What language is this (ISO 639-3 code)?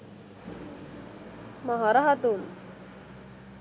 sin